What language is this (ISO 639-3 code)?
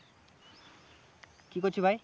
ben